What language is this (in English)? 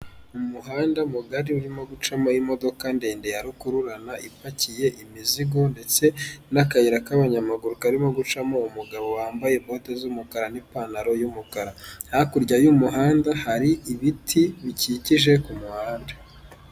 Kinyarwanda